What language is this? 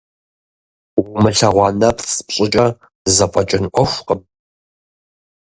Kabardian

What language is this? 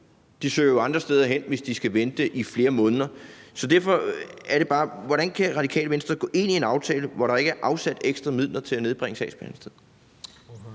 Danish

